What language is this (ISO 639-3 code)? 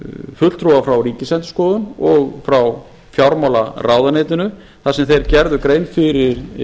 isl